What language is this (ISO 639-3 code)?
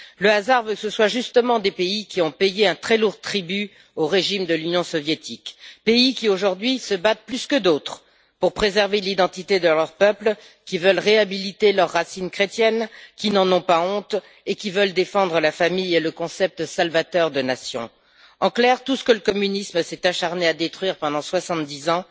fra